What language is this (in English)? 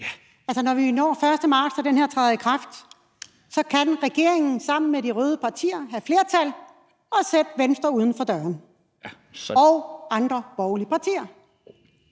Danish